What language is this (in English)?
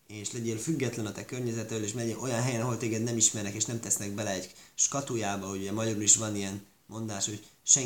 Hungarian